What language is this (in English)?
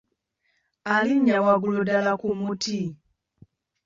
Ganda